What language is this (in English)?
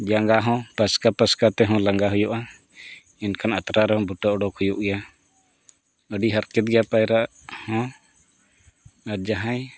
Santali